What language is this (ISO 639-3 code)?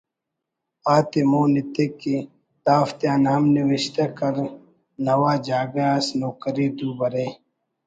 brh